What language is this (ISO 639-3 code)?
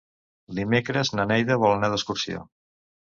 cat